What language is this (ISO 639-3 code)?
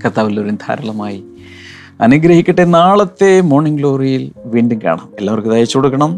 mal